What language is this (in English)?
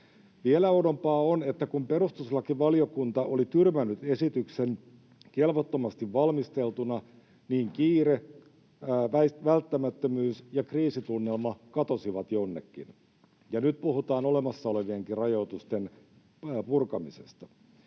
Finnish